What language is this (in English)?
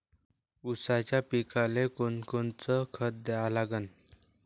Marathi